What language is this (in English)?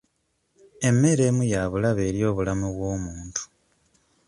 Ganda